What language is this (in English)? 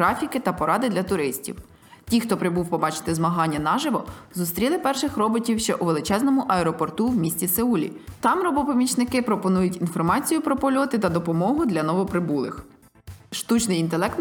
Ukrainian